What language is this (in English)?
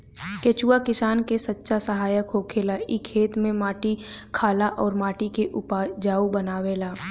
Bhojpuri